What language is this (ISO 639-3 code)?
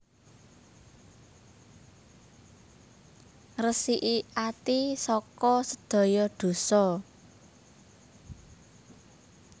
jav